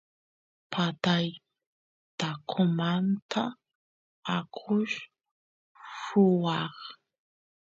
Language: Santiago del Estero Quichua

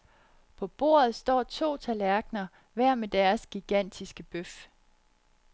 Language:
Danish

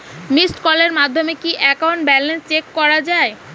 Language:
Bangla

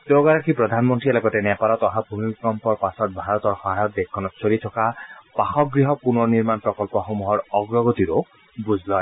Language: Assamese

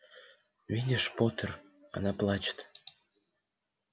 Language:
Russian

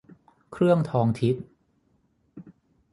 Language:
Thai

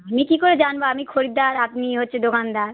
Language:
Bangla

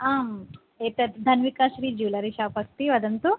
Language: Sanskrit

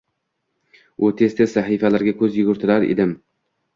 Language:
Uzbek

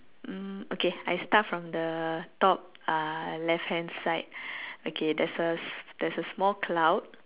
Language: English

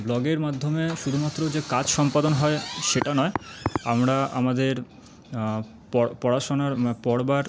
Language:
Bangla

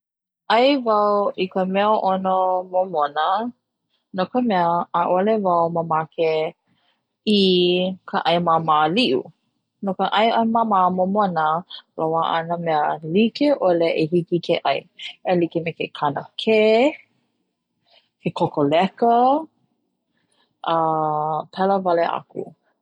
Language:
Hawaiian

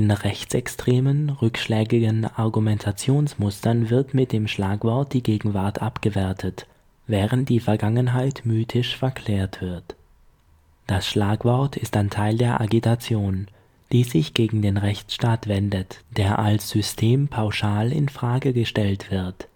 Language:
German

